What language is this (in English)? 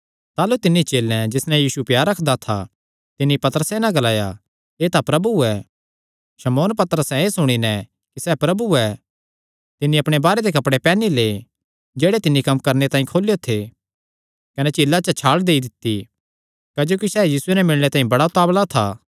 Kangri